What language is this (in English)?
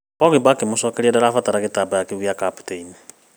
Kikuyu